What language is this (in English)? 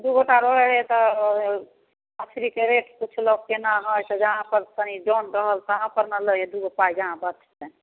Maithili